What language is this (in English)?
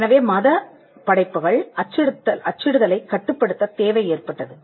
Tamil